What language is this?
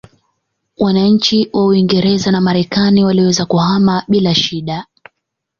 Swahili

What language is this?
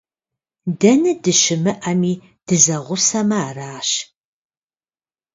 Kabardian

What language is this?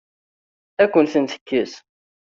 Kabyle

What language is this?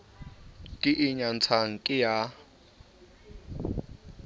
Southern Sotho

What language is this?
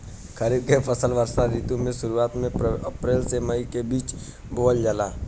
Bhojpuri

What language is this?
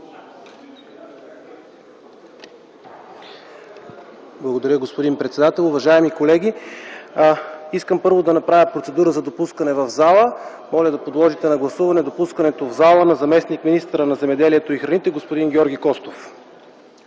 Bulgarian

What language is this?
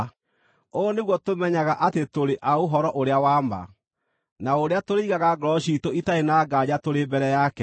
Kikuyu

